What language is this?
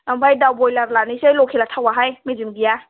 Bodo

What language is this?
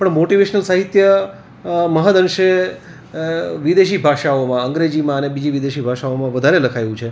Gujarati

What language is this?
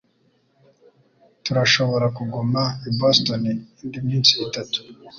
Kinyarwanda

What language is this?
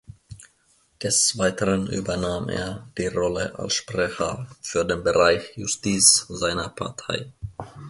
German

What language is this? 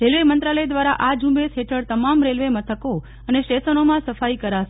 Gujarati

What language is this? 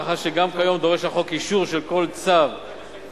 Hebrew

